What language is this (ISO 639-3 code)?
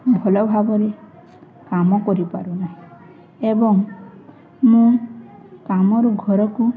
ori